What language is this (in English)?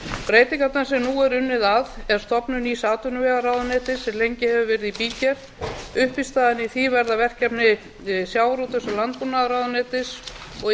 Icelandic